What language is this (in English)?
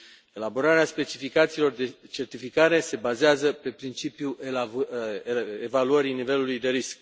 Romanian